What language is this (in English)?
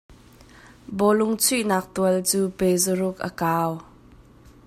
Hakha Chin